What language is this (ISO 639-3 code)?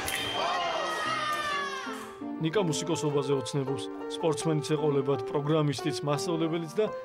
tur